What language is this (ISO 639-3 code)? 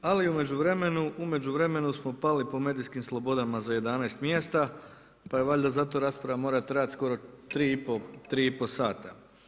hrv